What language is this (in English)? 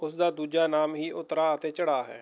Punjabi